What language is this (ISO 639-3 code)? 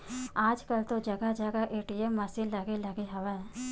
hne